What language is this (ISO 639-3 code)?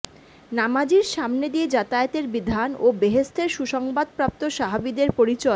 ben